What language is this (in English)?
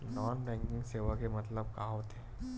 Chhattisgarhi